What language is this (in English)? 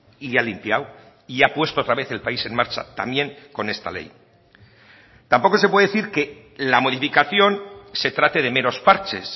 Spanish